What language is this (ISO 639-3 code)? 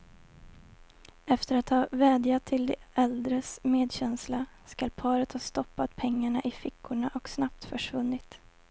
swe